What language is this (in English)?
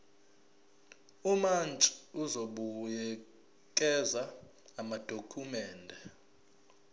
Zulu